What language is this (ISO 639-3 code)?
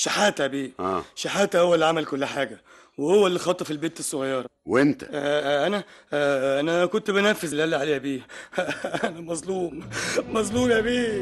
ara